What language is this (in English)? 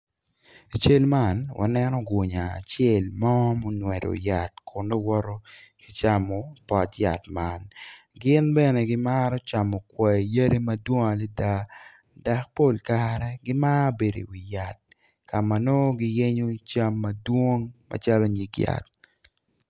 Acoli